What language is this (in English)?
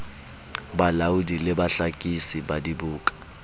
Southern Sotho